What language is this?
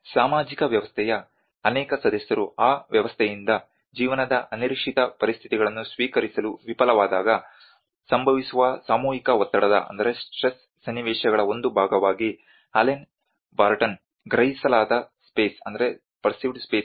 Kannada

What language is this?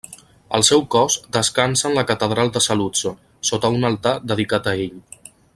Catalan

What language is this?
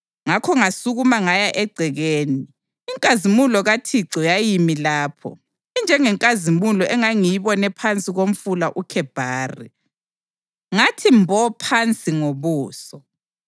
North Ndebele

